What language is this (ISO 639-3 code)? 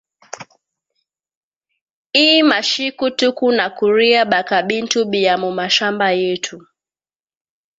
swa